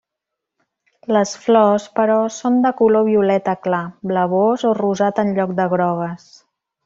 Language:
Catalan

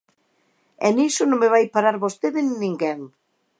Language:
Galician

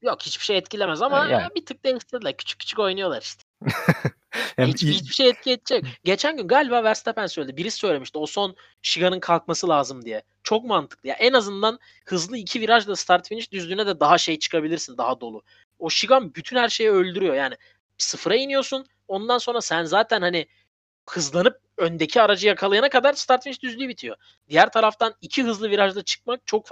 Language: Turkish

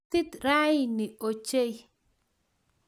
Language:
Kalenjin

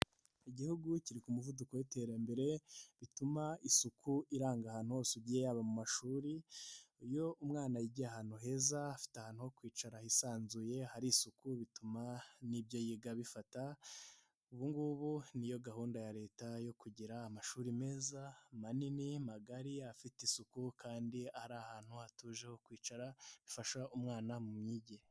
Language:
Kinyarwanda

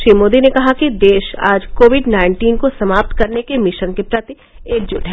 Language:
Hindi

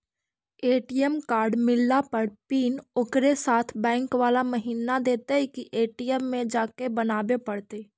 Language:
Magahi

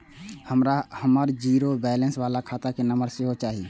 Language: Maithili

